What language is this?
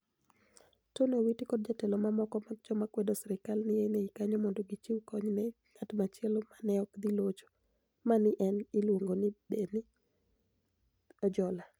Luo (Kenya and Tanzania)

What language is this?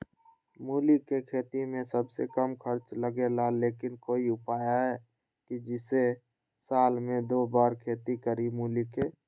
Magahi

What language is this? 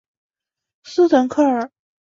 Chinese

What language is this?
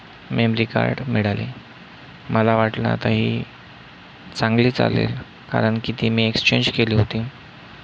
Marathi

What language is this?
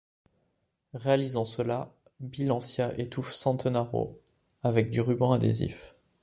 French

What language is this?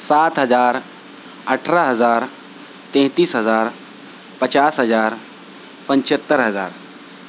Urdu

